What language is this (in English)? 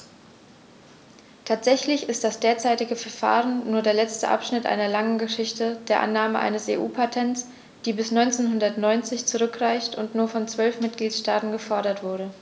German